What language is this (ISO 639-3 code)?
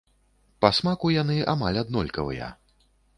bel